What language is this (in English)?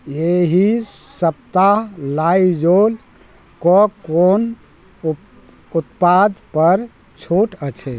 Maithili